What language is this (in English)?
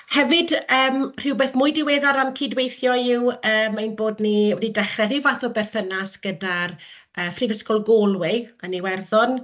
Welsh